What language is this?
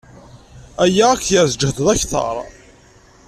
Kabyle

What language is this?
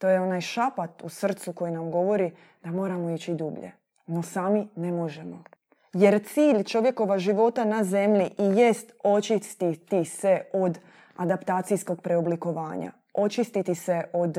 Croatian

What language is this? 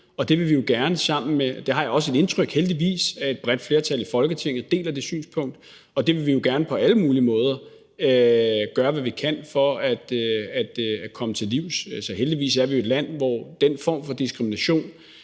Danish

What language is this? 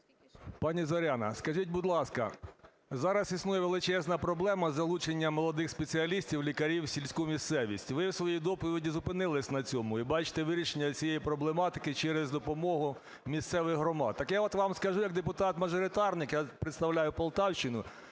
Ukrainian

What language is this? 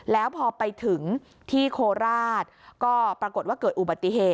Thai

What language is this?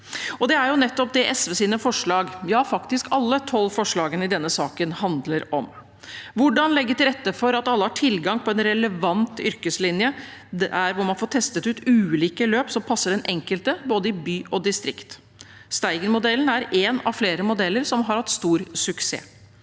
Norwegian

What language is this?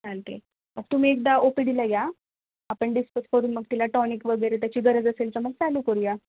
Marathi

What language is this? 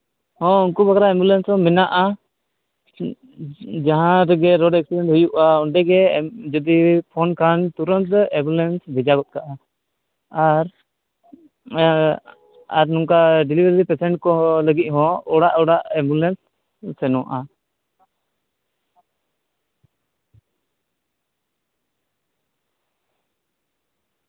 Santali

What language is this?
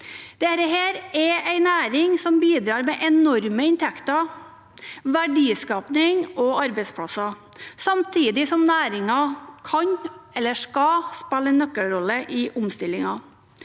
Norwegian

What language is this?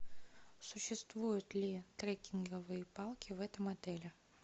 Russian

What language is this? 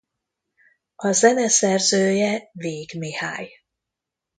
Hungarian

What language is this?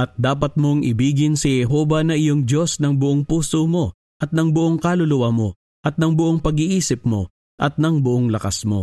Filipino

